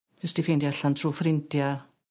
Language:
Welsh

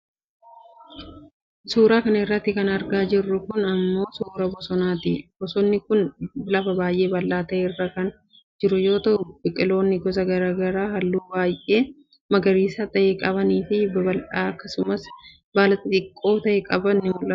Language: Oromo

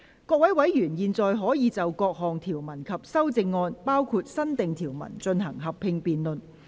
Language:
Cantonese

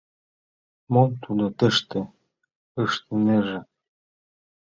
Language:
Mari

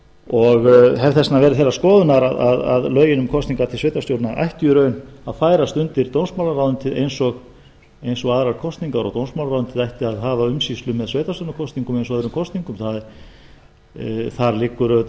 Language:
Icelandic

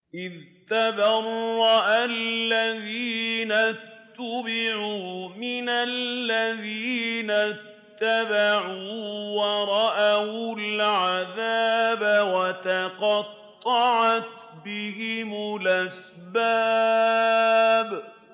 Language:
Arabic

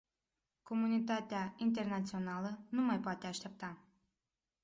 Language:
Romanian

